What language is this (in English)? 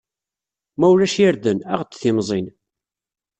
Kabyle